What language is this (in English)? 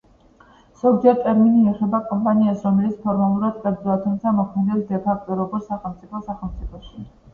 Georgian